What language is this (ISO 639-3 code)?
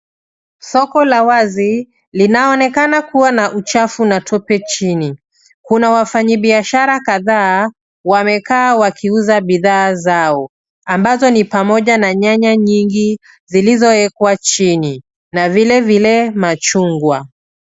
swa